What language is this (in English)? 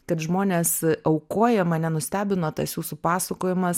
Lithuanian